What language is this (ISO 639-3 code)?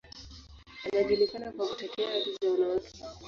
swa